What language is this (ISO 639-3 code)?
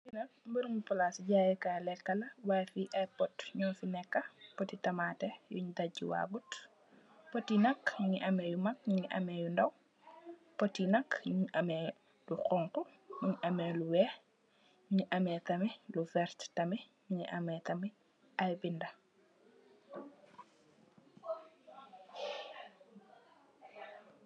wol